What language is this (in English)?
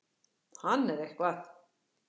Icelandic